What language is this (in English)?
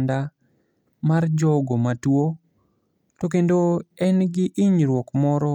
Luo (Kenya and Tanzania)